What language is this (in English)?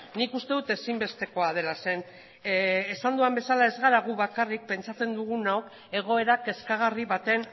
Basque